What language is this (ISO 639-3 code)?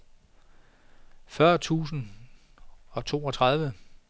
dan